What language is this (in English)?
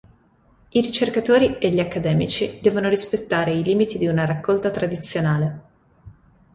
Italian